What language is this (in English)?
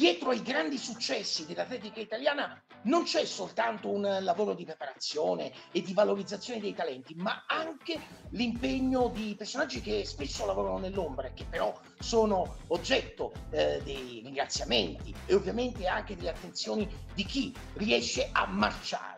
Italian